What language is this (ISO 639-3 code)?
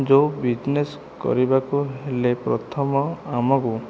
ori